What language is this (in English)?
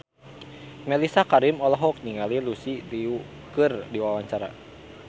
Sundanese